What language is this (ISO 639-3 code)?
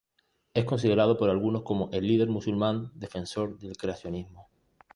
spa